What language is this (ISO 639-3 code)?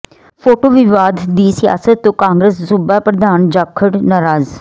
pan